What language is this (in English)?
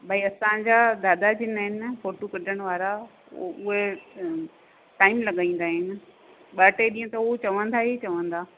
Sindhi